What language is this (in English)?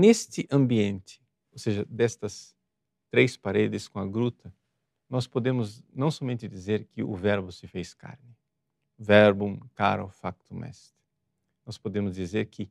Portuguese